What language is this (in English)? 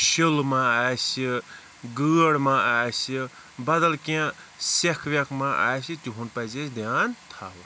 Kashmiri